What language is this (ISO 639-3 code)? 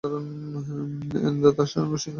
ben